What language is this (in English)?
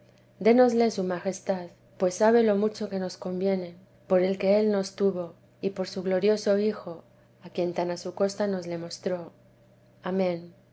Spanish